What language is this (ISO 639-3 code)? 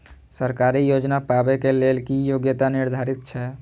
mai